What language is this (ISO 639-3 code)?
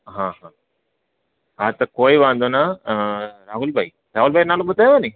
snd